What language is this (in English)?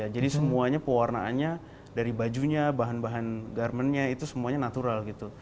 Indonesian